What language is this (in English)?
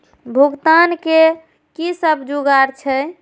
Maithili